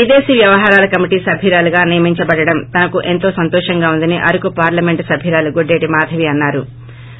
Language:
Telugu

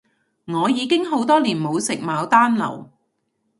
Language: Cantonese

